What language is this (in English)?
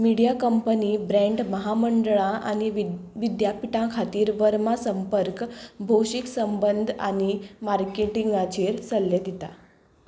Konkani